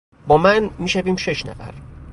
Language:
Persian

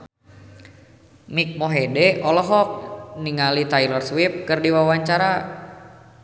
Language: Sundanese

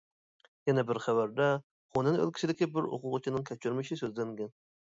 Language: Uyghur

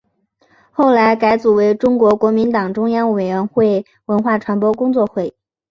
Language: Chinese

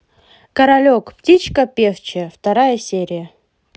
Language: Russian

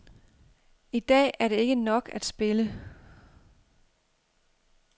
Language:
Danish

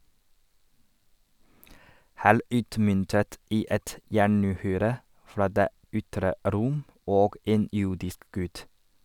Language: Norwegian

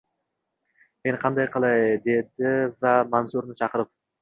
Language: Uzbek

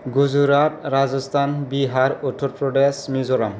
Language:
Bodo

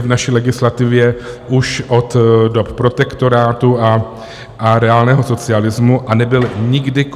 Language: Czech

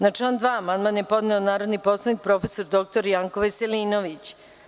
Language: Serbian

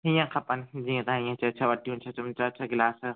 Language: Sindhi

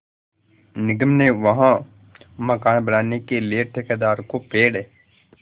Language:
Hindi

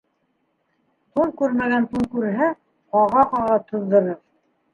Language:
Bashkir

